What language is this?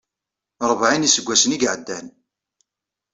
Kabyle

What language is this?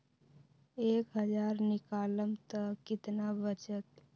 Magahi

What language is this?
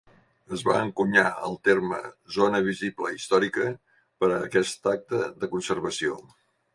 Catalan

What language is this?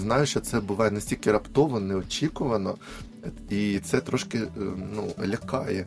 Ukrainian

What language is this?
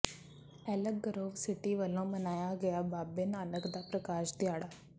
Punjabi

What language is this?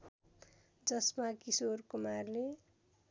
Nepali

